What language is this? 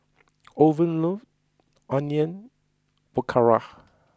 English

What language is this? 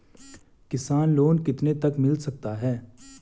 Hindi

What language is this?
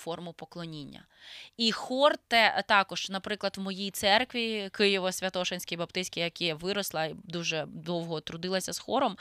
Ukrainian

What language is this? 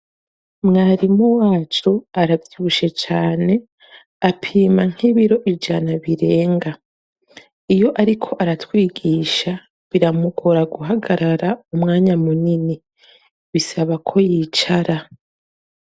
Rundi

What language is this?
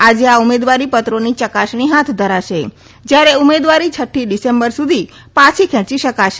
Gujarati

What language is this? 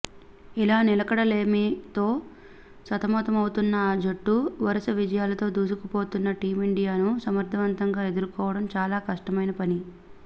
Telugu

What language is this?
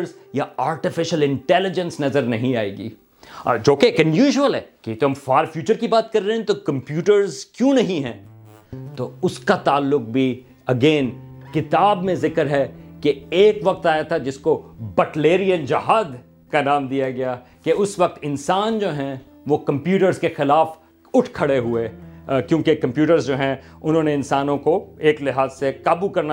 Urdu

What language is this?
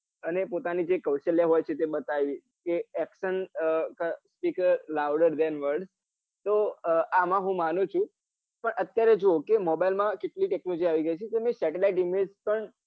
Gujarati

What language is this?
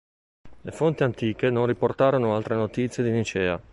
Italian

